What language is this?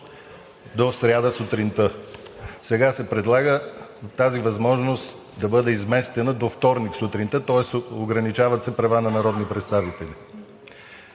Bulgarian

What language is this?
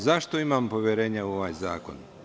Serbian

